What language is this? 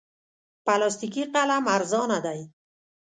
Pashto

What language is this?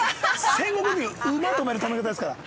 Japanese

